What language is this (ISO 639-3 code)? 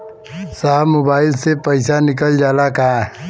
bho